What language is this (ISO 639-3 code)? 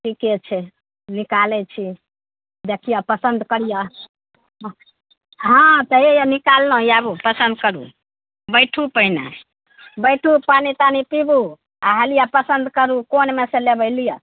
mai